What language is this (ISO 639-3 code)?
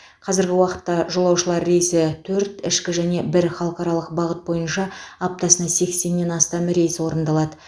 kaz